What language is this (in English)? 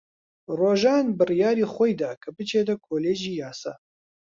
Central Kurdish